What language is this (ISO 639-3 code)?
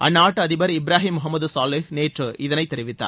tam